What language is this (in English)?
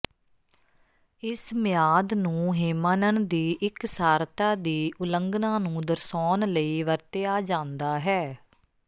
Punjabi